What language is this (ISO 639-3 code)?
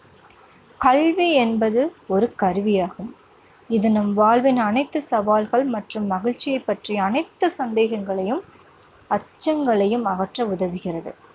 tam